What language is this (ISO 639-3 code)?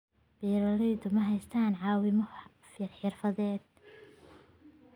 som